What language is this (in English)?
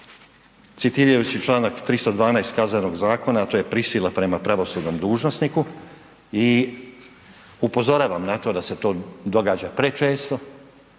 Croatian